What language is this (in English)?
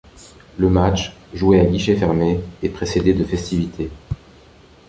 French